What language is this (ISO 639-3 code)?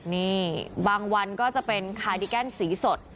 tha